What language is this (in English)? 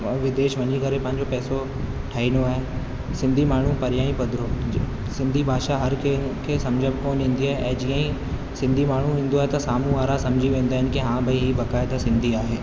Sindhi